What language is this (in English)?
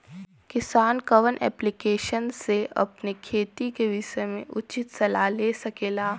Bhojpuri